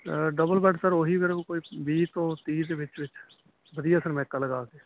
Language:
Punjabi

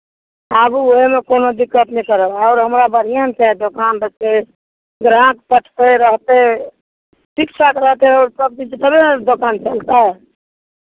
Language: Maithili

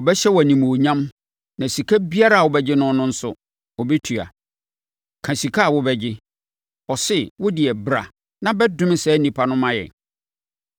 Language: Akan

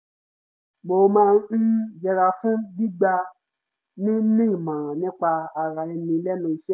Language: Yoruba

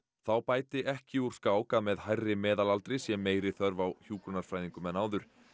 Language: Icelandic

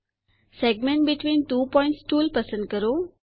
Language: Gujarati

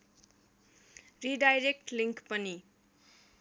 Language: Nepali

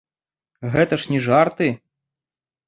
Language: Belarusian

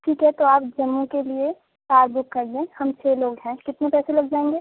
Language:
Urdu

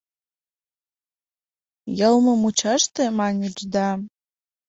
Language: Mari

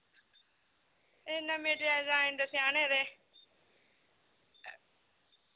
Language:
Dogri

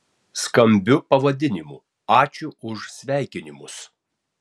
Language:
Lithuanian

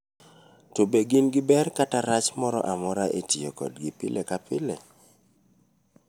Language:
Luo (Kenya and Tanzania)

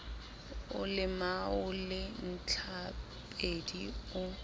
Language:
Southern Sotho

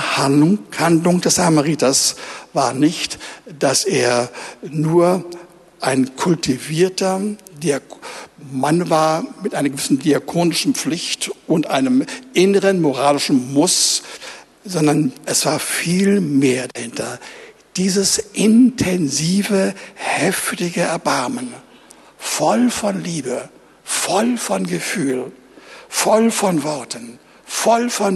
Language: German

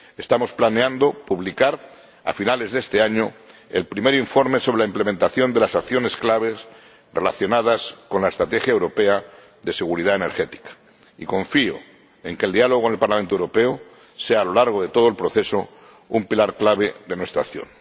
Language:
Spanish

